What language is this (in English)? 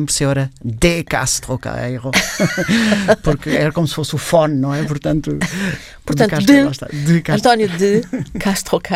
Portuguese